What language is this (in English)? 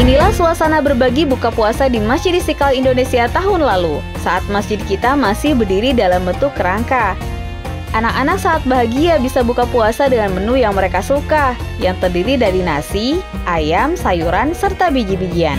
Indonesian